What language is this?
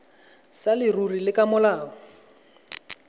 Tswana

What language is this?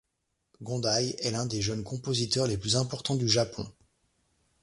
French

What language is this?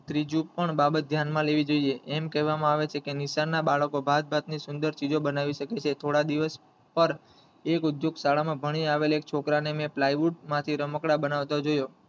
Gujarati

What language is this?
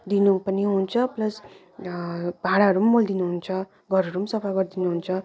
Nepali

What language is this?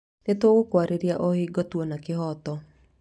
Kikuyu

